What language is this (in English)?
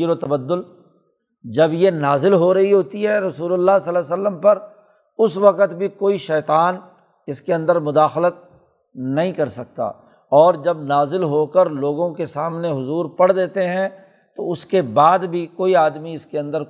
Urdu